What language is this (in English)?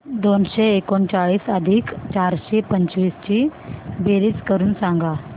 Marathi